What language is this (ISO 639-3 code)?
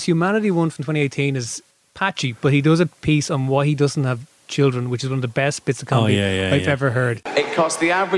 eng